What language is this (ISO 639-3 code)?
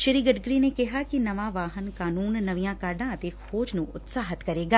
pan